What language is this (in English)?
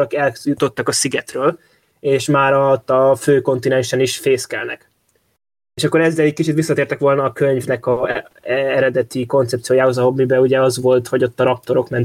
Hungarian